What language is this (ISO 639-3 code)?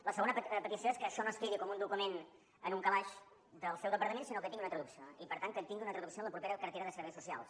cat